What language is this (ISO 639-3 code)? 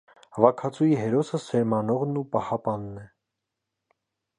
hye